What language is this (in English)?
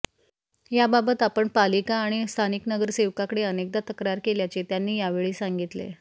Marathi